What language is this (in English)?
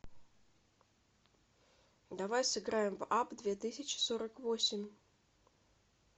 Russian